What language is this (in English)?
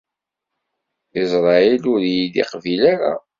Kabyle